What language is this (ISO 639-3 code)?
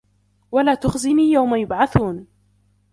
ara